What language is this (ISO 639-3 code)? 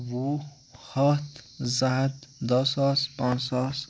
kas